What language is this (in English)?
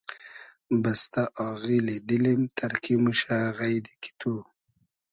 Hazaragi